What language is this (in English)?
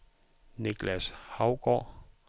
Danish